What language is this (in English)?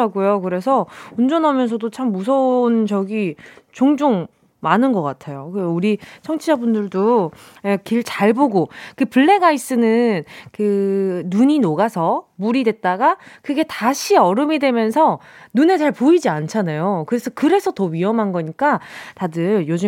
Korean